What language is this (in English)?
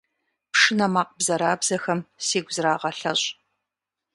Kabardian